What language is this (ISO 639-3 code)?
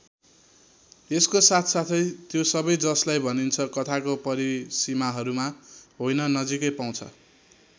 nep